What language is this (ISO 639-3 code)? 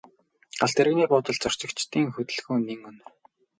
mon